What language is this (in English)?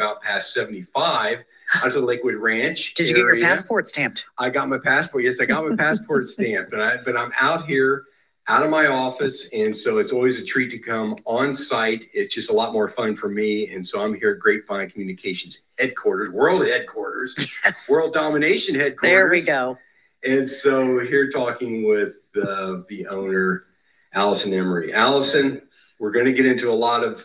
English